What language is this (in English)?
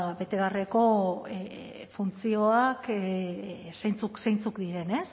Basque